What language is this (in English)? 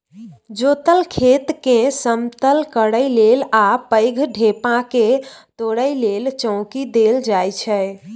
Maithili